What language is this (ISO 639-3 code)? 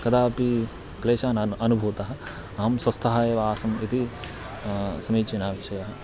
san